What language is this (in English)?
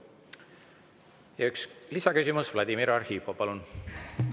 Estonian